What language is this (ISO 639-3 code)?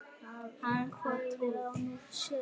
isl